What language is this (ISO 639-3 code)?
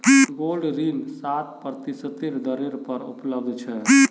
mag